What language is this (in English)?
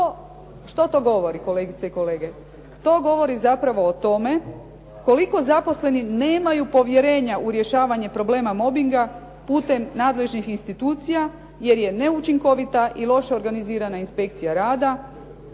Croatian